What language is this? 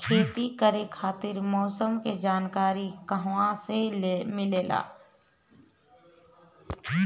Bhojpuri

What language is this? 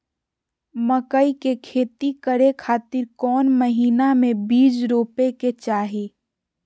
Magahi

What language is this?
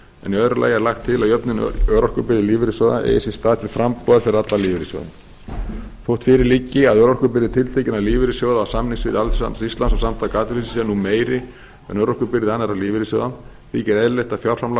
Icelandic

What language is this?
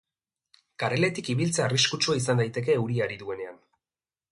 Basque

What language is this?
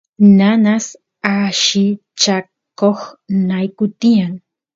Santiago del Estero Quichua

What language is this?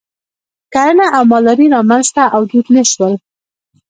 Pashto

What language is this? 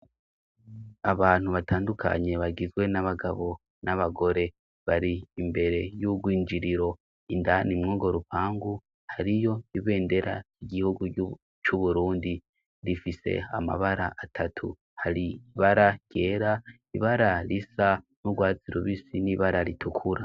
Rundi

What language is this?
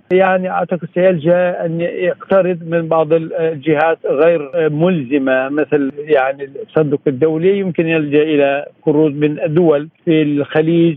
Arabic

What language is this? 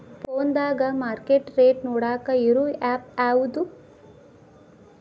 Kannada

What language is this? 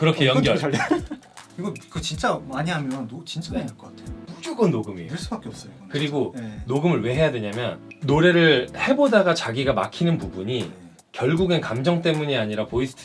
Korean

